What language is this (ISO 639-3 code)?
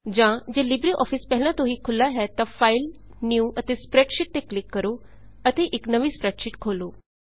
pan